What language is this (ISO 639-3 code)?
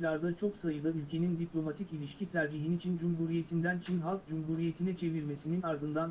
tur